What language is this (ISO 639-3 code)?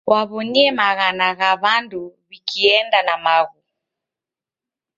dav